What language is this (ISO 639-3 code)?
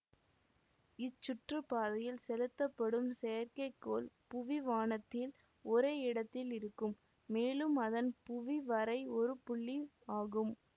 tam